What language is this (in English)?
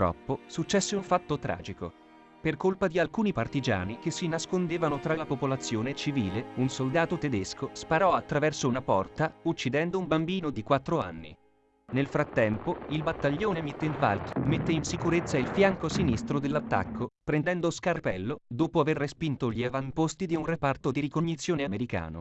Italian